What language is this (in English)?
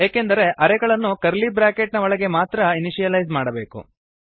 Kannada